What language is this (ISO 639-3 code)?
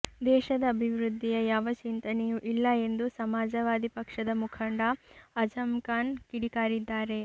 kan